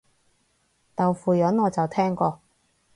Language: Cantonese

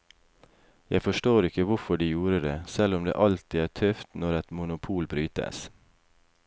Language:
Norwegian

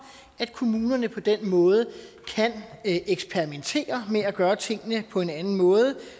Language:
Danish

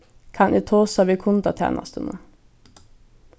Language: Faroese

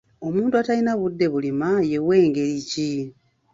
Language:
Ganda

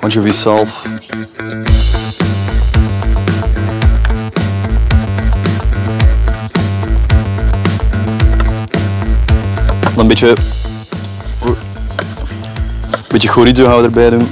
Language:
Dutch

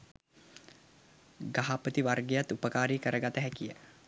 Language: Sinhala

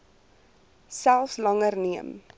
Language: Afrikaans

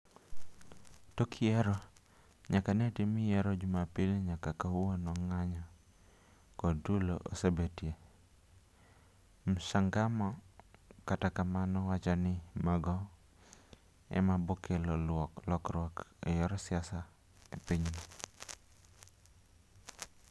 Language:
Luo (Kenya and Tanzania)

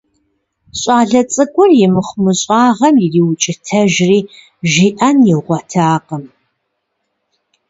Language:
Kabardian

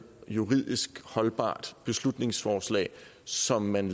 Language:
Danish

